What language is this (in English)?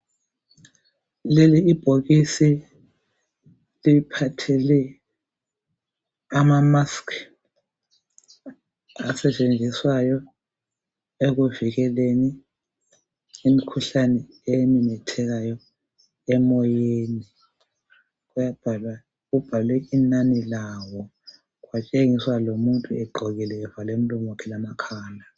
North Ndebele